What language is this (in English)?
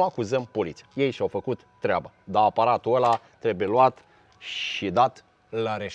Romanian